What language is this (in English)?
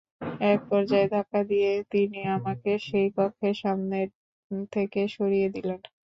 Bangla